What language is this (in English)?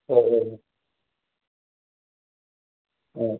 Malayalam